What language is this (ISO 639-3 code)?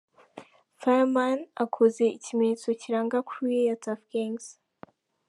kin